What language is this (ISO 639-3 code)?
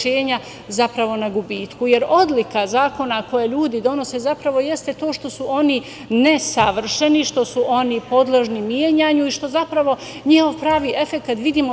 srp